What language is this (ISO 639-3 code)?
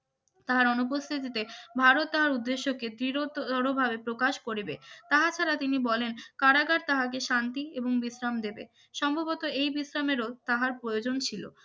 ben